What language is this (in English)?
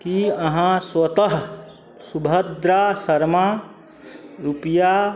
Maithili